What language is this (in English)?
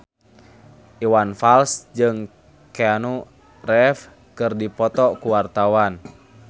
Sundanese